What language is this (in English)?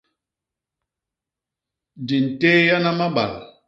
Basaa